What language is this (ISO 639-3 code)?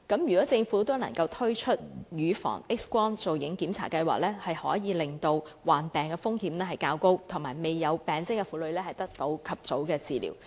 yue